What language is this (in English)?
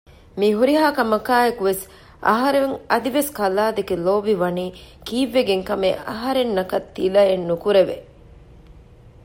Divehi